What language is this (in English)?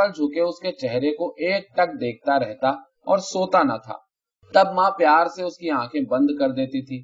Urdu